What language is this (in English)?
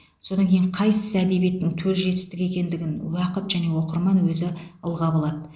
Kazakh